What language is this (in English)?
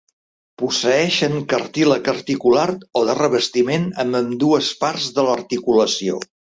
Catalan